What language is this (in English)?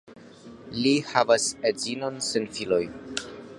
Esperanto